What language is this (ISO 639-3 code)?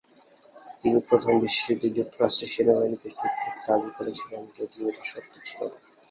ben